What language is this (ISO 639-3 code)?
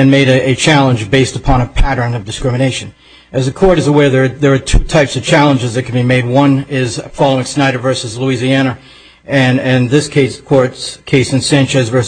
eng